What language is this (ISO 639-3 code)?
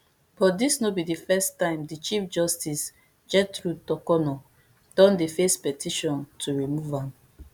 pcm